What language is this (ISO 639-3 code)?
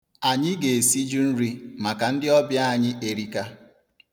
ibo